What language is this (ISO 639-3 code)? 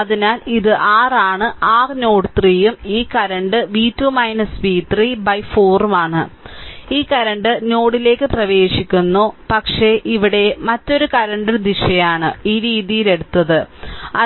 mal